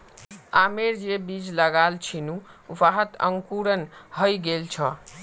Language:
Magahi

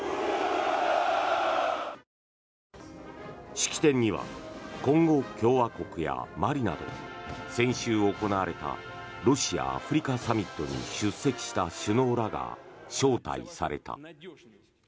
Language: Japanese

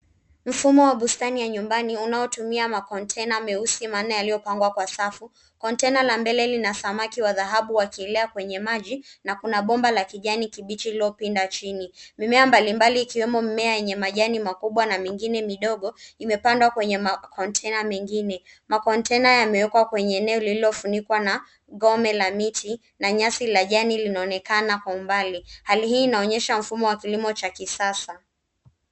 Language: Swahili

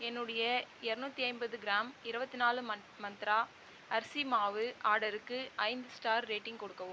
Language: Tamil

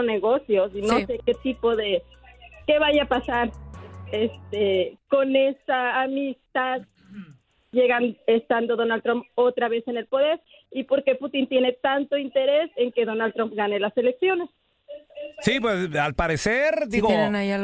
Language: Spanish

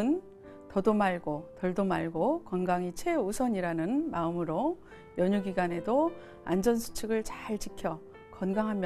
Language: Korean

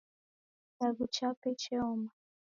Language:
Taita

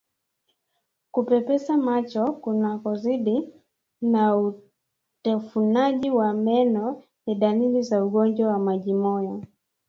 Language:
Swahili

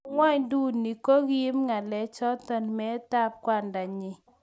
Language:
Kalenjin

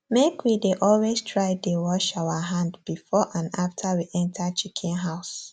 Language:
Nigerian Pidgin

